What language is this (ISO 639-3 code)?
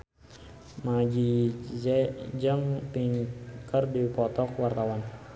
sun